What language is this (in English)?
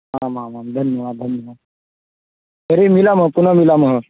Sanskrit